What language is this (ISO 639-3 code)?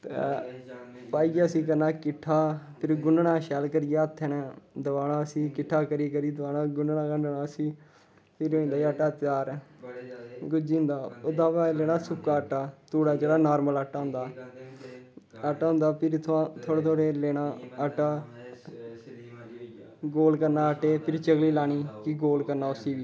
doi